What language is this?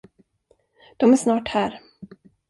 Swedish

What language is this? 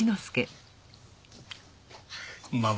Japanese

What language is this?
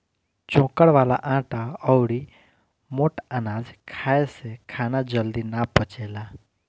Bhojpuri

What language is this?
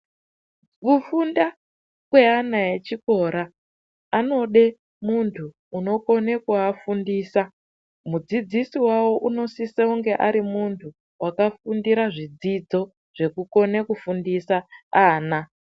Ndau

